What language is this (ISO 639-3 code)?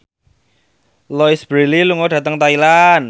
jav